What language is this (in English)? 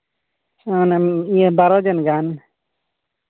Santali